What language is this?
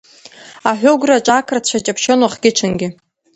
Abkhazian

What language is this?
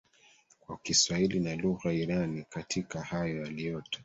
Swahili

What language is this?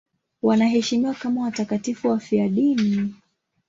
Swahili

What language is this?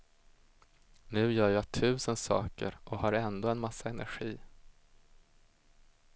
Swedish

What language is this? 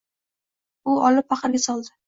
Uzbek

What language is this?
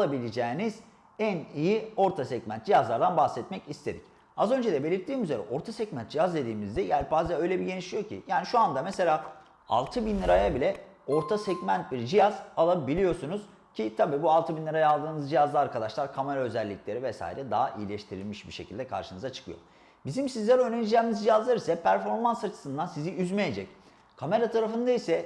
Turkish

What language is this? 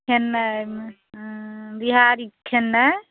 Maithili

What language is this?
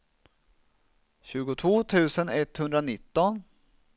Swedish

